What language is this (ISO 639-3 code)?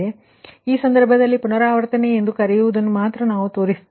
kan